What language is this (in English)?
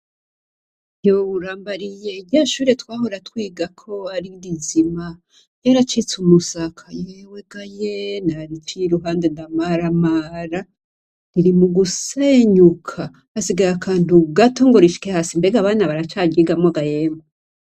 Rundi